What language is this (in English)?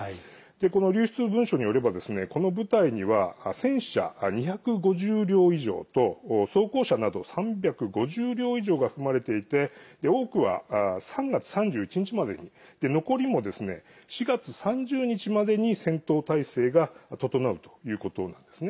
Japanese